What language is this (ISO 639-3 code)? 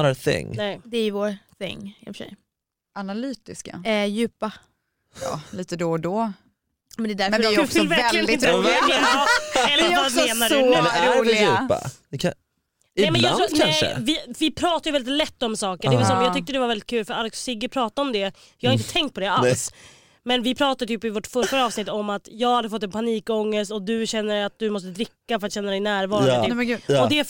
swe